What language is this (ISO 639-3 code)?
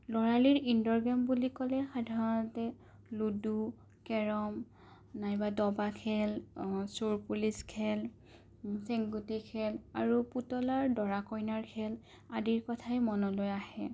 asm